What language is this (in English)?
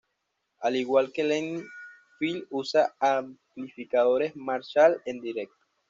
Spanish